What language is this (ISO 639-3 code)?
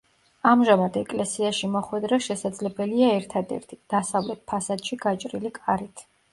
kat